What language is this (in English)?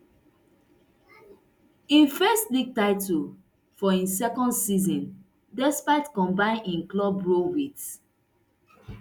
Nigerian Pidgin